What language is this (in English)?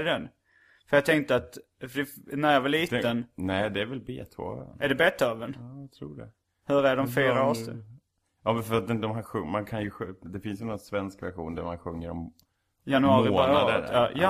Swedish